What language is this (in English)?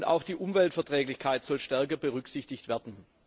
German